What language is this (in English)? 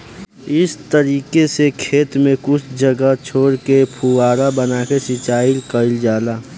Bhojpuri